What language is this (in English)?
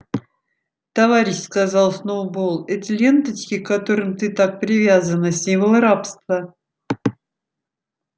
Russian